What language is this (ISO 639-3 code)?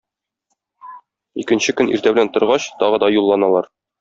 tat